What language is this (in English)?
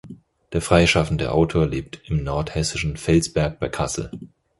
German